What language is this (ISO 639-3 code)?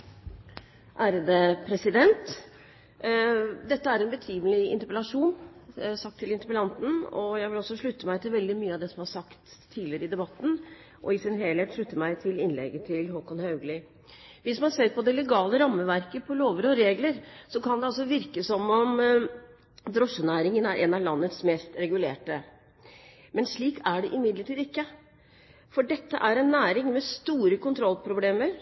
nob